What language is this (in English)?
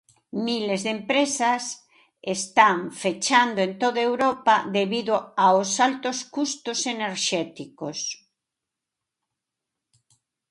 Galician